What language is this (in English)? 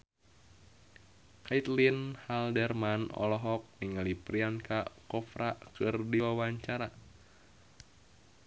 Sundanese